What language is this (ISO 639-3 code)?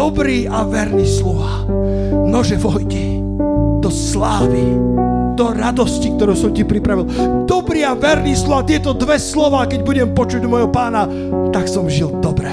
slk